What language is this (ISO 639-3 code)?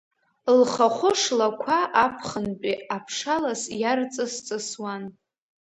abk